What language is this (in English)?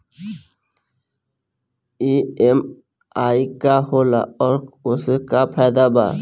Bhojpuri